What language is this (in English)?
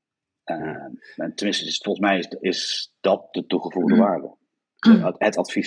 Dutch